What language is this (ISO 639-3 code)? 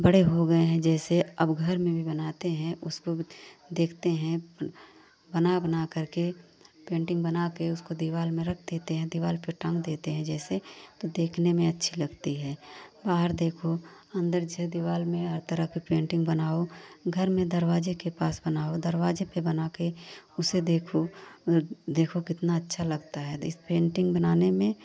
hin